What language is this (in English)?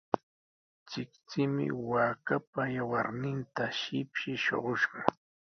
Sihuas Ancash Quechua